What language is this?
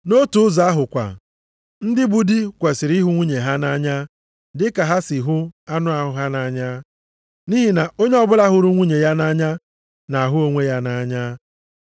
Igbo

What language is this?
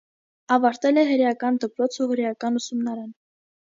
Armenian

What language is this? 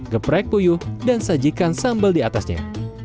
Indonesian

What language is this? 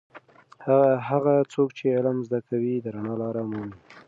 Pashto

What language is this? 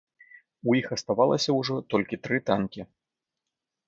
Belarusian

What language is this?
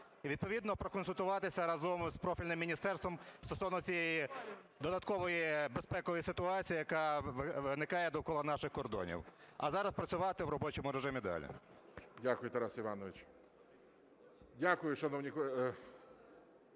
Ukrainian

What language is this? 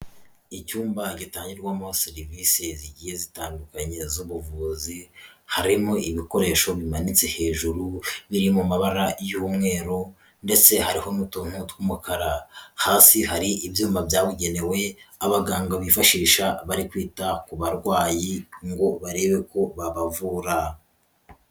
Kinyarwanda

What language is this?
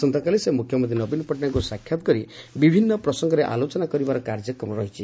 Odia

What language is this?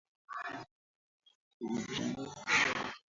Swahili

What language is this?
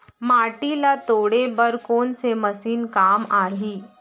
Chhattisgarhi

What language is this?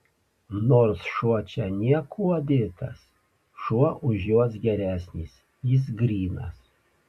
Lithuanian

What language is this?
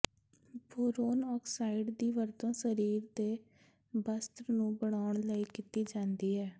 Punjabi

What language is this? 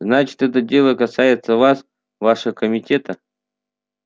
Russian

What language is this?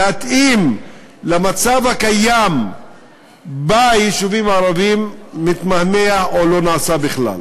Hebrew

